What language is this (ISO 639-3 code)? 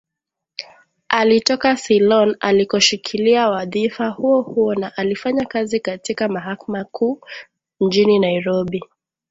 swa